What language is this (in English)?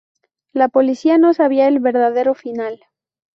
Spanish